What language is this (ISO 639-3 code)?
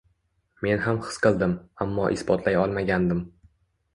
uzb